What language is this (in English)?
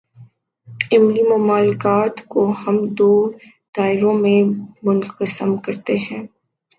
Urdu